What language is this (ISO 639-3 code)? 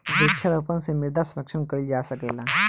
bho